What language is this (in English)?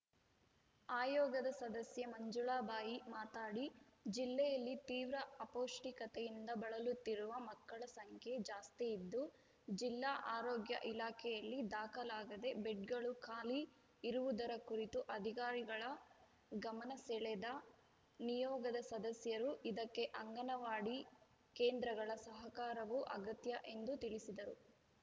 Kannada